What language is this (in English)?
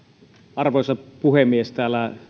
Finnish